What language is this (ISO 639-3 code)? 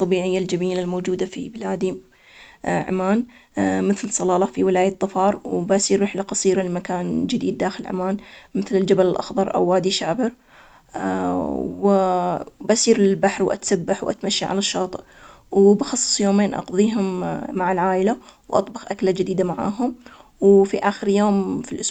acx